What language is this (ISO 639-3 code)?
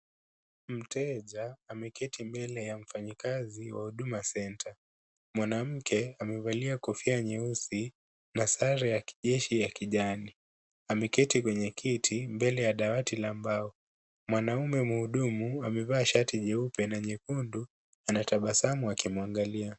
swa